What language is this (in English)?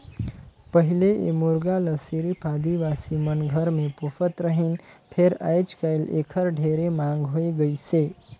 Chhattisgarhi